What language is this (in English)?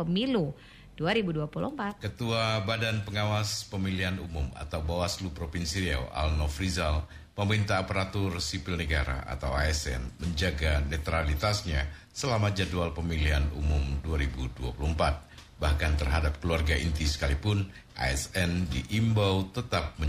Indonesian